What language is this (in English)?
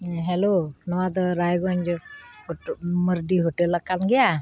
Santali